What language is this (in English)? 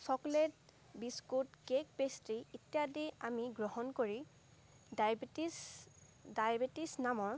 Assamese